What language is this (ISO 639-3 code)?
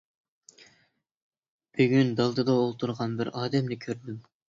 uig